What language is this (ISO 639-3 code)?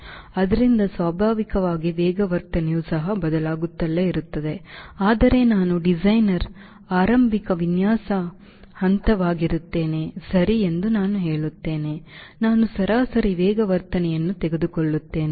kan